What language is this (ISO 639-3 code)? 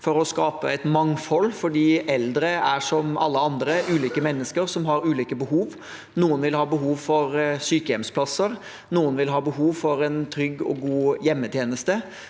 nor